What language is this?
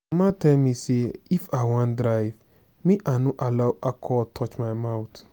Nigerian Pidgin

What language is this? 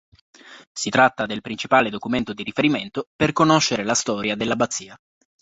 Italian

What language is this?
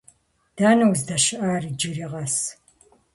Kabardian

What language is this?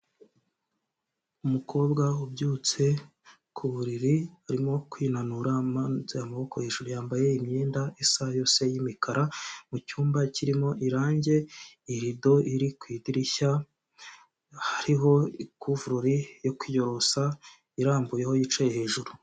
Kinyarwanda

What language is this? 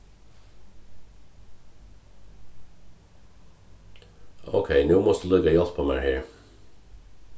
Faroese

